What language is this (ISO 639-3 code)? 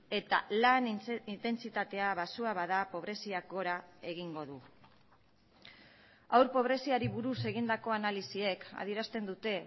eus